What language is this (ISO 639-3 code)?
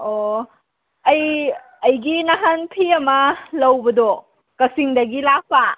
mni